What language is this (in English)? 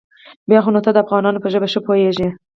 Pashto